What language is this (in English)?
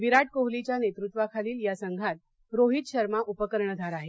Marathi